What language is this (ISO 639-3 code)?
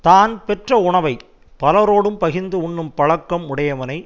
tam